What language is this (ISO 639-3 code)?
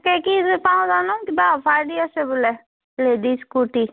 asm